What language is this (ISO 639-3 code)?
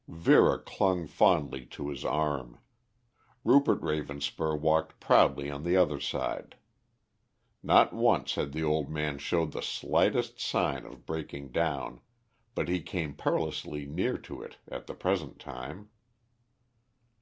eng